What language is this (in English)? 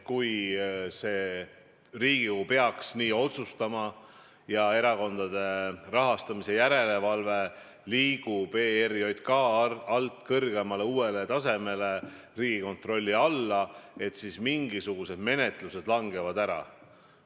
Estonian